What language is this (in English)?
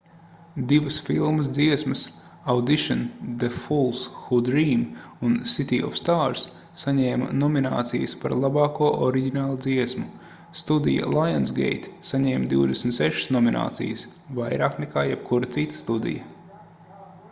Latvian